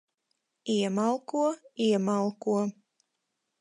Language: Latvian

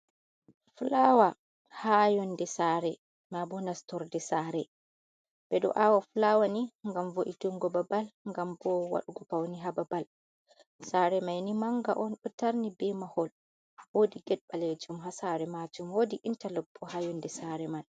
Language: Fula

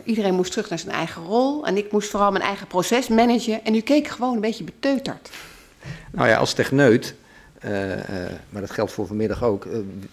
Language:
Dutch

